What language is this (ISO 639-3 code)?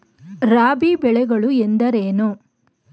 kan